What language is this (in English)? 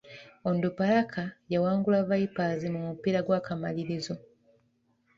Ganda